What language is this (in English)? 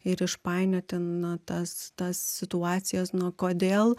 Lithuanian